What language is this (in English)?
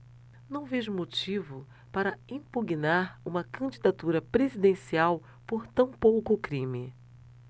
Portuguese